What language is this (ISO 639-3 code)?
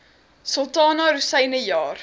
afr